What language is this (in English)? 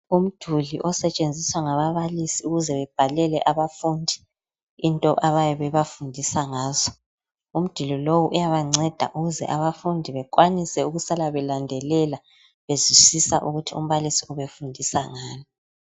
North Ndebele